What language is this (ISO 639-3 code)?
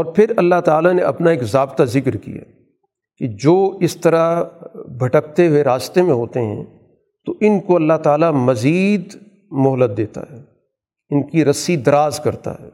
urd